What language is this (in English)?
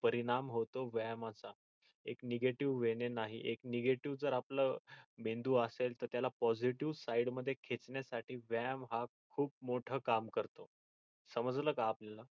Marathi